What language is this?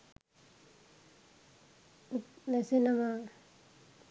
Sinhala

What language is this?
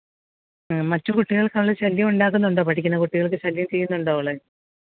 Malayalam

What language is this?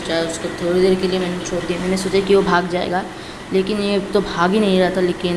Hindi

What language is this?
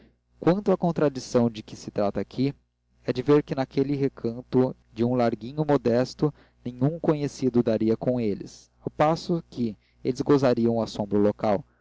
Portuguese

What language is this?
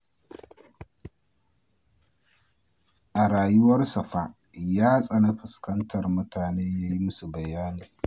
Hausa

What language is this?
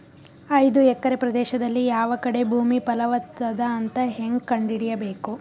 Kannada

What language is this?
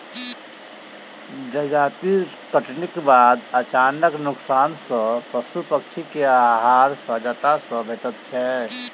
Maithili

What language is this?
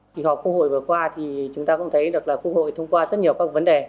Vietnamese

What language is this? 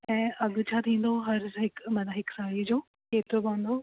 Sindhi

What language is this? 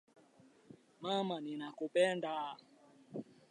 Swahili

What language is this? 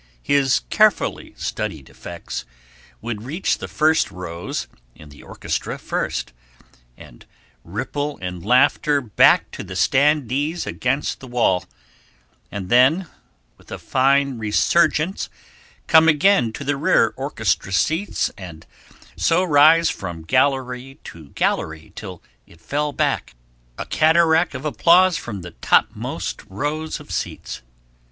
English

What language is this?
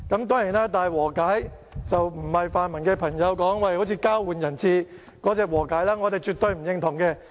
Cantonese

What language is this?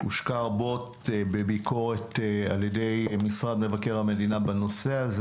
Hebrew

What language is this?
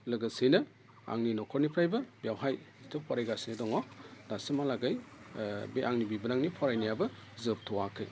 Bodo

